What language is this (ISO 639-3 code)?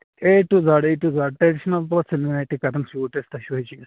kas